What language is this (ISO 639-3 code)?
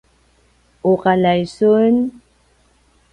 pwn